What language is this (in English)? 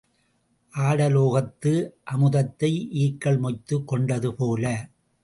Tamil